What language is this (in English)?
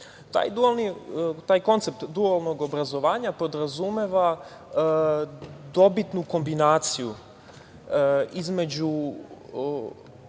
Serbian